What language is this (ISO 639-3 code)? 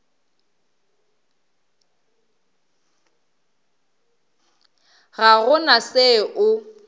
nso